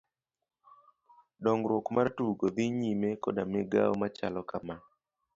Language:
Luo (Kenya and Tanzania)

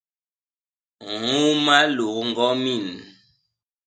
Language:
Basaa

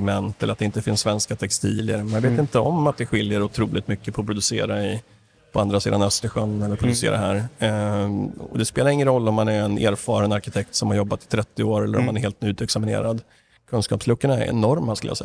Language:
Swedish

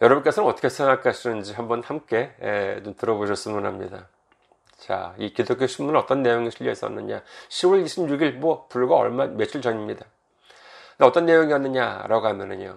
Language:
Korean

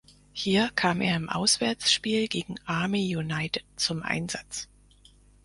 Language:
German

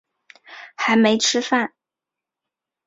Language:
Chinese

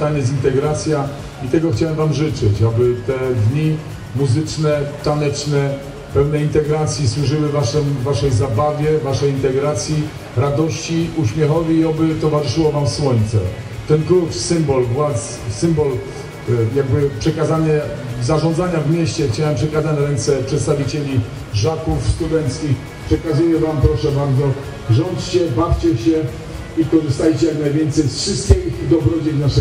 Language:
Polish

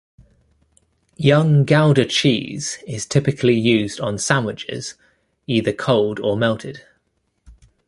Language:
English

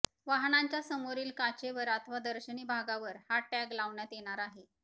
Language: Marathi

